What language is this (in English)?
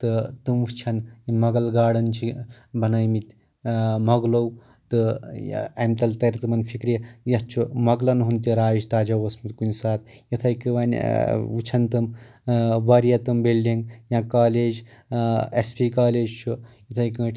Kashmiri